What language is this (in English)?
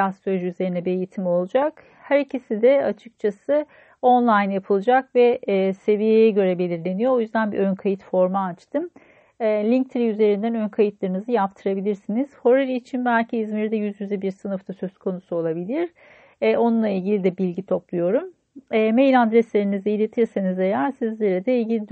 Turkish